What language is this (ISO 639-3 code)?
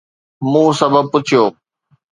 snd